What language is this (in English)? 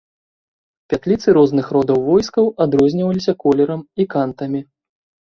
Belarusian